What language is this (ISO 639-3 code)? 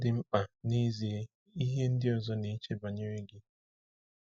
ibo